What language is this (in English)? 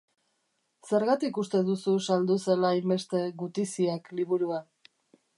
Basque